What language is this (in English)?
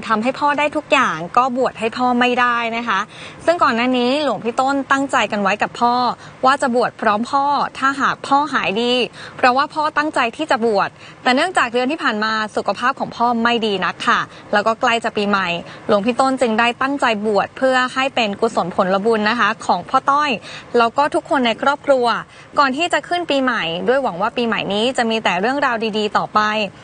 Thai